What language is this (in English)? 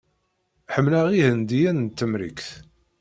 Kabyle